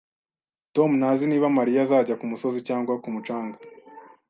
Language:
Kinyarwanda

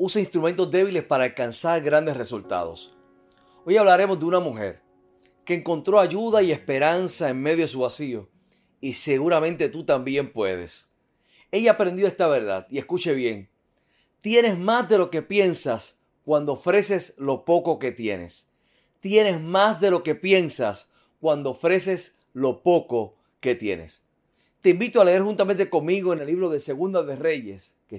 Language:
Spanish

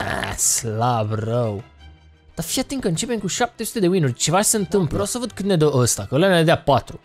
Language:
Romanian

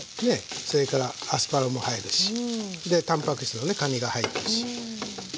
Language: Japanese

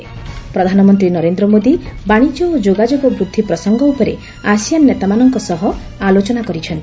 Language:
Odia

